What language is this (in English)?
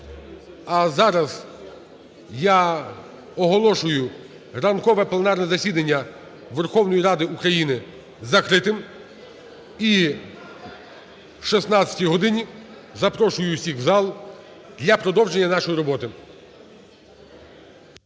Ukrainian